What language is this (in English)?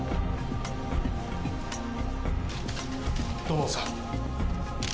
Japanese